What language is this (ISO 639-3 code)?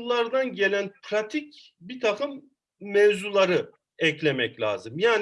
tur